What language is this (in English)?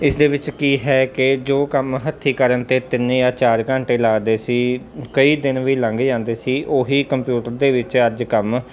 Punjabi